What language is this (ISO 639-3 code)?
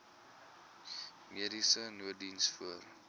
afr